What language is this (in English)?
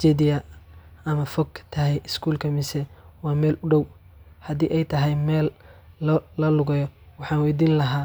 Somali